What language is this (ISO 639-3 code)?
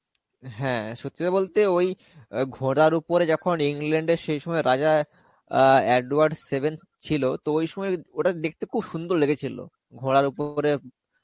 ben